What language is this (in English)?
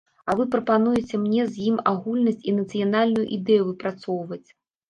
Belarusian